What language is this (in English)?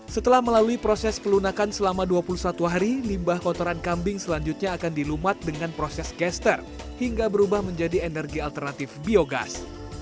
Indonesian